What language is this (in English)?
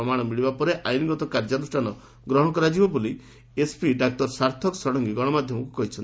Odia